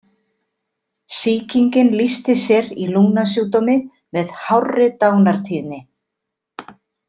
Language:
Icelandic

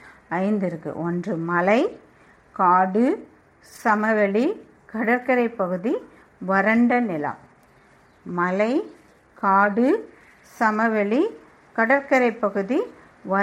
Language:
Tamil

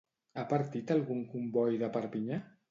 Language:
Catalan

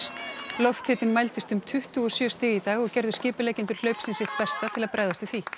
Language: Icelandic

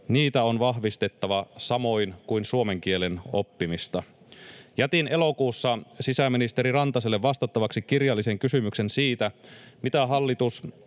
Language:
Finnish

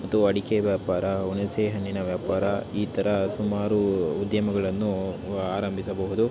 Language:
Kannada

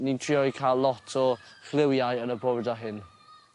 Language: Welsh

